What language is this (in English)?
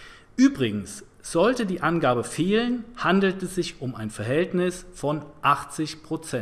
German